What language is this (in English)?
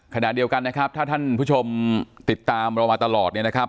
Thai